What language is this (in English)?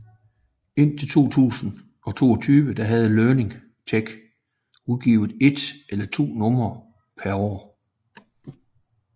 Danish